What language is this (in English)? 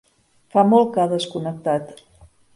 Catalan